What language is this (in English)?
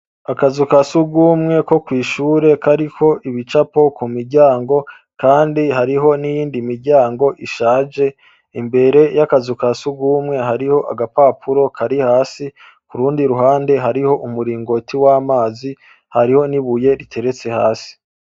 Rundi